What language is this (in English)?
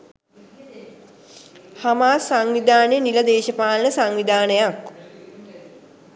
Sinhala